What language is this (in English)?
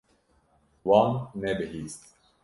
Kurdish